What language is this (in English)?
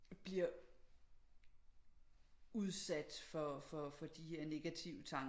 Danish